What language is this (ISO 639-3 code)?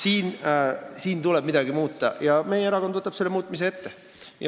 est